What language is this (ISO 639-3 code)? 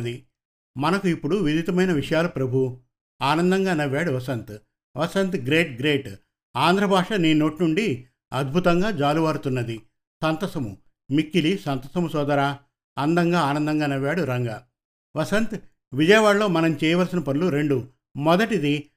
tel